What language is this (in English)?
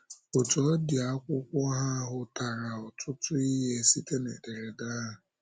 Igbo